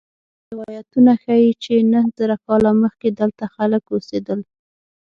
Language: Pashto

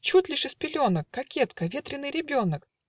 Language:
Russian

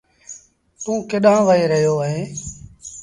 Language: Sindhi Bhil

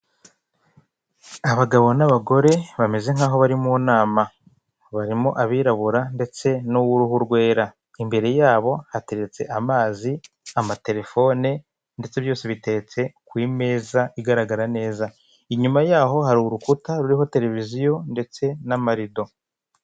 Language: Kinyarwanda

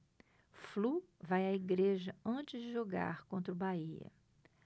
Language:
Portuguese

